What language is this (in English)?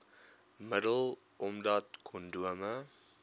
Afrikaans